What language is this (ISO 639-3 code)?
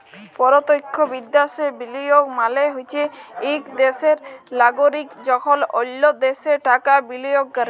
ben